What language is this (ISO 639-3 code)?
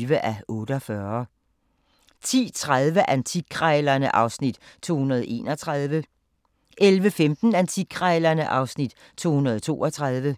dan